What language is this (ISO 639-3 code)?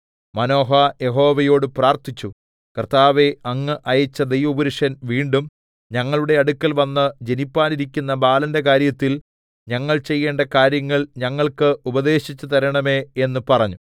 mal